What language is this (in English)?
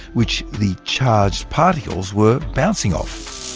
English